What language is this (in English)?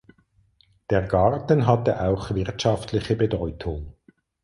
German